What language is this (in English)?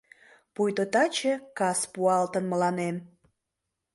Mari